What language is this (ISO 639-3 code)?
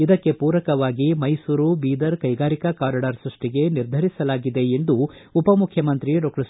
kan